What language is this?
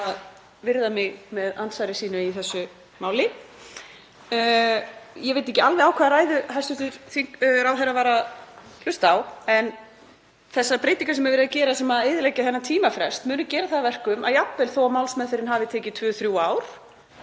Icelandic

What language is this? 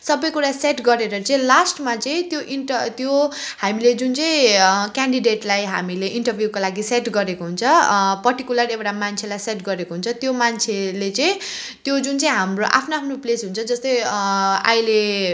Nepali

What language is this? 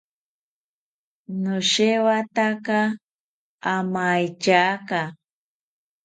South Ucayali Ashéninka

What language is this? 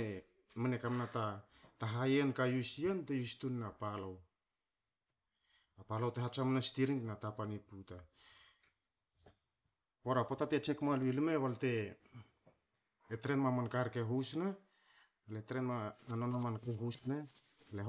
Hakö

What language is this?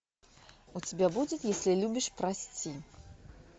Russian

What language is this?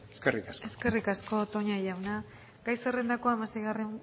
Basque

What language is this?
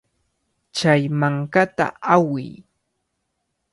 Cajatambo North Lima Quechua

